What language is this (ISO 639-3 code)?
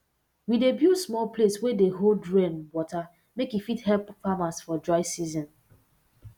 pcm